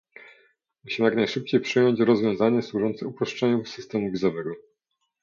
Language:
Polish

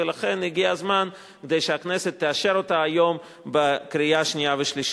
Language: Hebrew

